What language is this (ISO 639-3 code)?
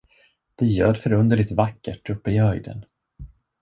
swe